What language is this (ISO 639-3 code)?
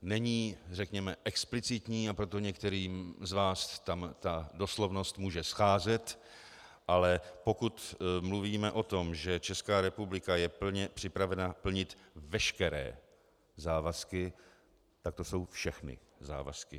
ces